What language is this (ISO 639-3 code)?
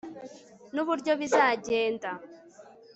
kin